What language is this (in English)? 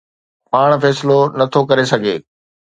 Sindhi